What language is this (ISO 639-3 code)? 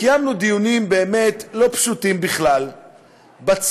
heb